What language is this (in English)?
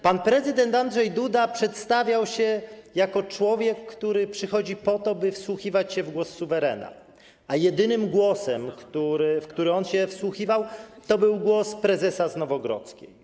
Polish